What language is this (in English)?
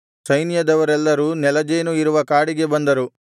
Kannada